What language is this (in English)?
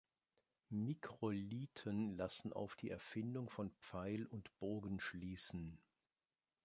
German